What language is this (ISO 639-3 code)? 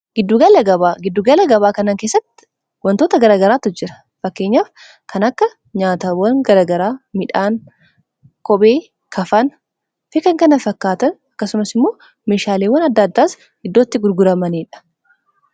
orm